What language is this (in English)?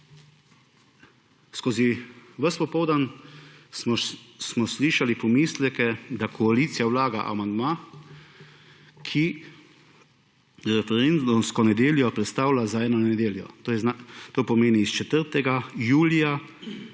Slovenian